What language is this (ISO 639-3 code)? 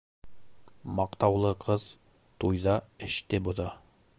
bak